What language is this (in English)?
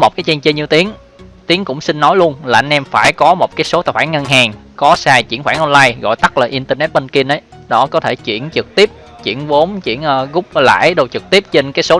Vietnamese